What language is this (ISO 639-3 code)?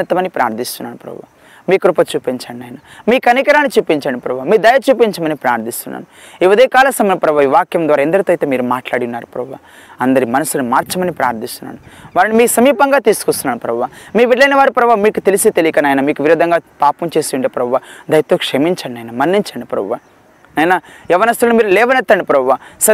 tel